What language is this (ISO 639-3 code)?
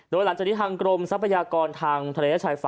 tha